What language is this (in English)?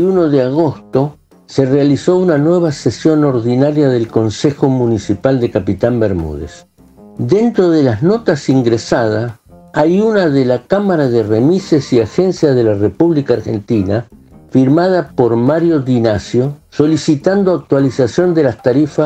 Spanish